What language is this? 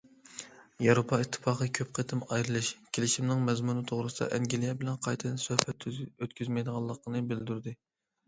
Uyghur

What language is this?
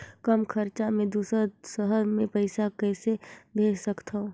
Chhattisgarhi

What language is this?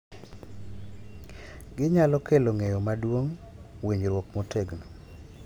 Luo (Kenya and Tanzania)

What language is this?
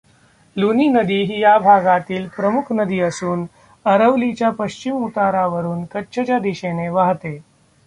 Marathi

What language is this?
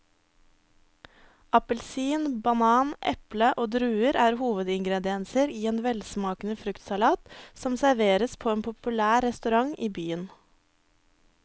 Norwegian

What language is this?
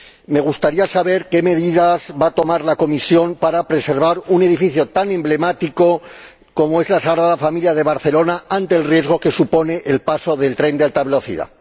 Spanish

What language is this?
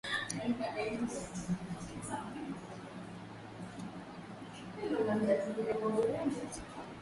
Swahili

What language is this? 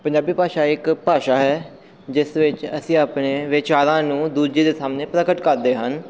Punjabi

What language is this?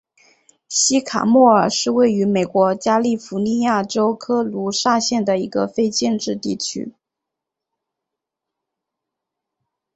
Chinese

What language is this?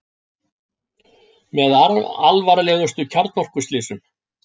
Icelandic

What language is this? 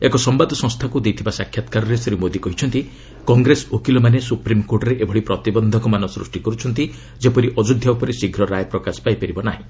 Odia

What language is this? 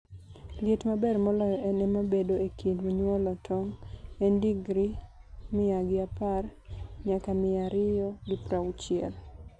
Luo (Kenya and Tanzania)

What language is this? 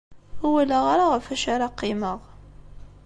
Kabyle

